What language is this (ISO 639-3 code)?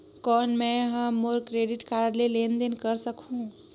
hne